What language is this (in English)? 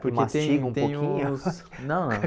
Portuguese